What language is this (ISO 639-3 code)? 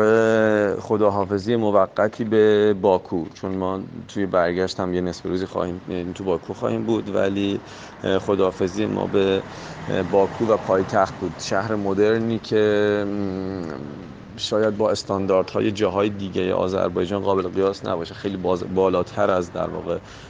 fas